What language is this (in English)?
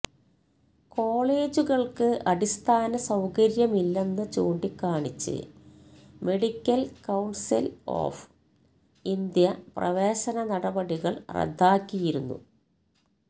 Malayalam